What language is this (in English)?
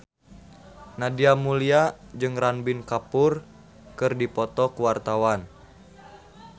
Sundanese